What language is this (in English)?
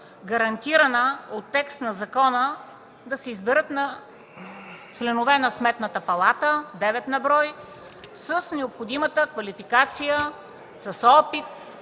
Bulgarian